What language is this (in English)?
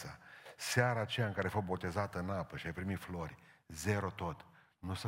Romanian